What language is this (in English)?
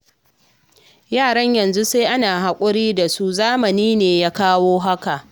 Hausa